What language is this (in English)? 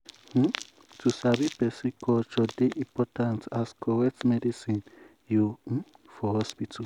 Nigerian Pidgin